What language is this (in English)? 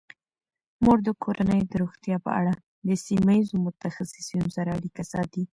Pashto